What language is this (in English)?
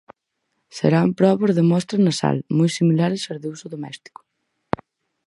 Galician